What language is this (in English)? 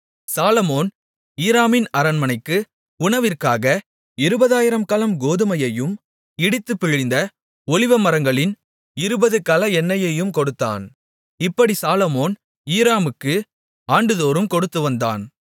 Tamil